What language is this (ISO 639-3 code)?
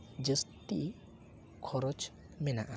sat